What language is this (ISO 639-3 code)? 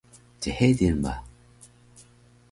trv